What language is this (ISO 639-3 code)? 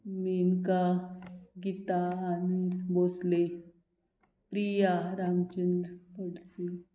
kok